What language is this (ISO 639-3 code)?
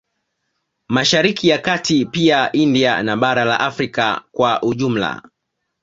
swa